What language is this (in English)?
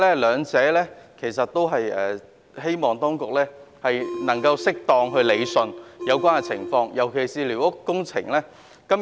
Cantonese